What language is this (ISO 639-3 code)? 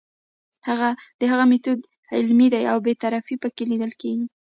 pus